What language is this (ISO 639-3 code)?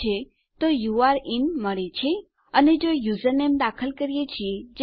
guj